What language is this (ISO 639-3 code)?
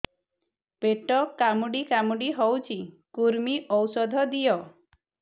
ori